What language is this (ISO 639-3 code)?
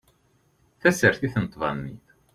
kab